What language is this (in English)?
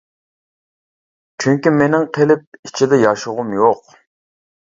Uyghur